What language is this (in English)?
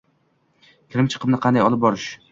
Uzbek